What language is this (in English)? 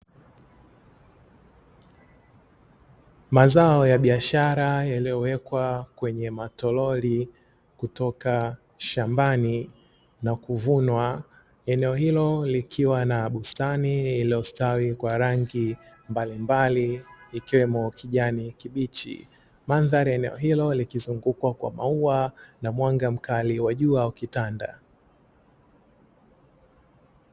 Swahili